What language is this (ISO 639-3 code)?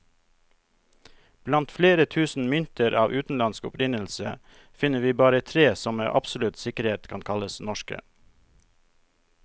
nor